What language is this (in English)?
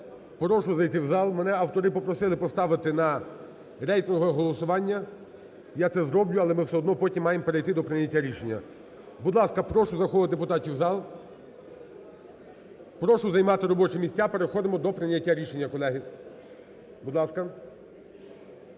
Ukrainian